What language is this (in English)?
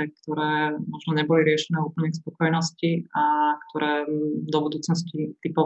Slovak